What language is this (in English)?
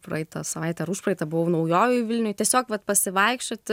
Lithuanian